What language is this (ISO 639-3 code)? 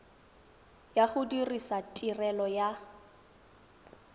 tsn